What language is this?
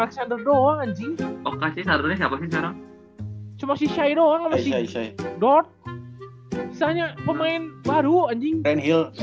Indonesian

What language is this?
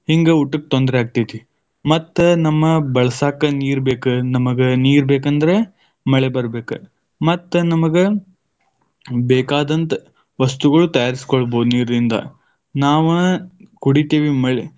Kannada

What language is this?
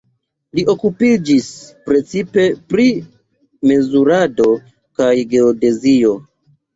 Esperanto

